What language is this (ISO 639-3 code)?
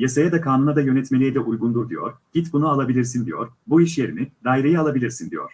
tur